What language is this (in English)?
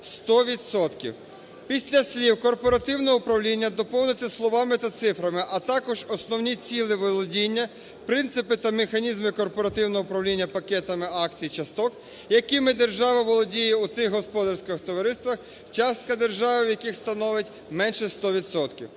Ukrainian